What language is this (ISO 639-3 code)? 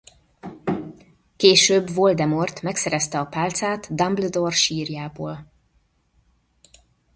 hun